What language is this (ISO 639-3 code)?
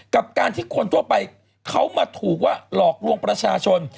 tha